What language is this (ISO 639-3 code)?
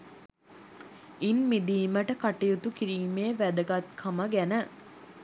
sin